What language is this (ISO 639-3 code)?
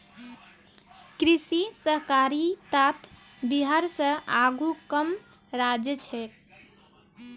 mag